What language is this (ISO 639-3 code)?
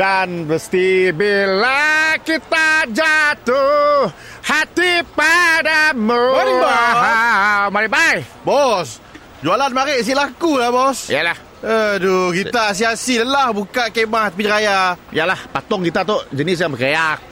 msa